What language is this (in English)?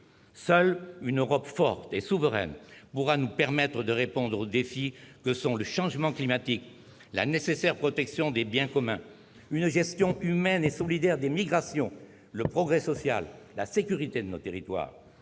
French